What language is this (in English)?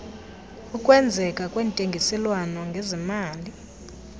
Xhosa